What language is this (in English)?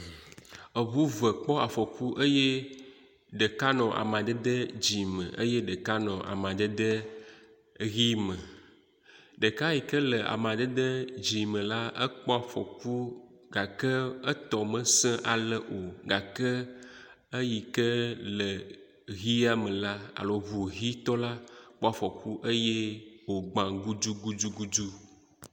Ewe